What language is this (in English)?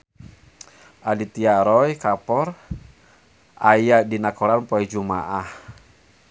Sundanese